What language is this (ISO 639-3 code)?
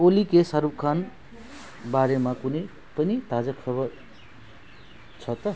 nep